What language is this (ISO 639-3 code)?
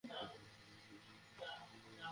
ben